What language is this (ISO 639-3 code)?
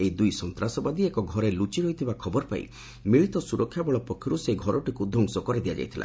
ori